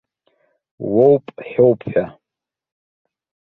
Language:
Abkhazian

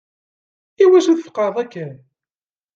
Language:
Kabyle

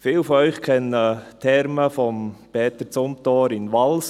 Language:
Swiss German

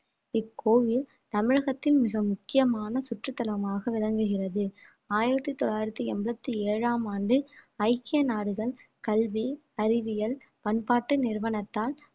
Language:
Tamil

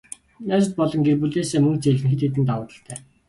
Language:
Mongolian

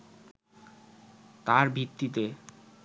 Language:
Bangla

